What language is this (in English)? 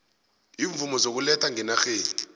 South Ndebele